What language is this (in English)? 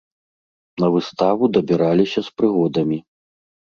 Belarusian